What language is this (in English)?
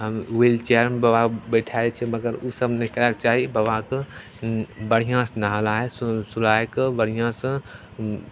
Maithili